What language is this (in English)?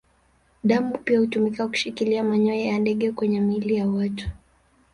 Swahili